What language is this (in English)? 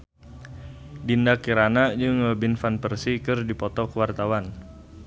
Sundanese